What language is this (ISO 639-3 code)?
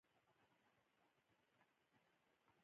pus